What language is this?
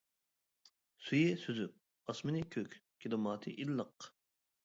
Uyghur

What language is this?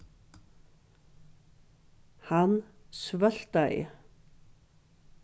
Faroese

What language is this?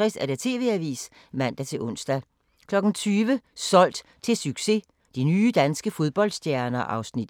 Danish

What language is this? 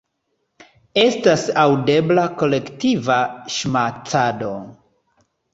Esperanto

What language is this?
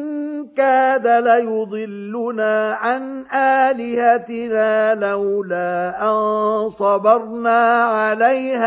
Arabic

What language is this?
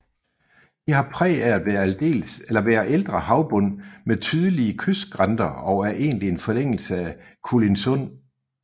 Danish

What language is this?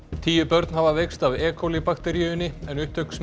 Icelandic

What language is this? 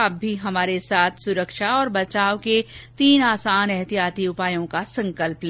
Hindi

